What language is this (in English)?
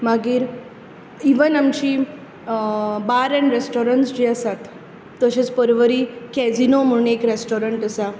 Konkani